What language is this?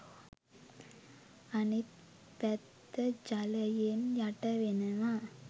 Sinhala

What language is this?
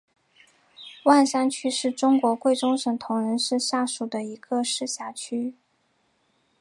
Chinese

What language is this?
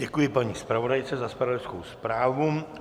Czech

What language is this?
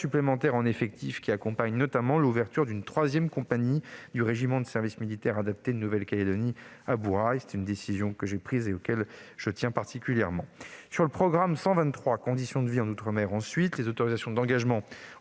French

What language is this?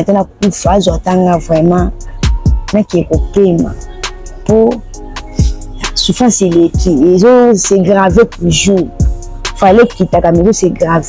French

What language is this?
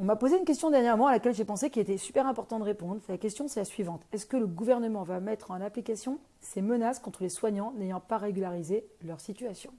French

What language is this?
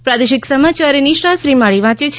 Gujarati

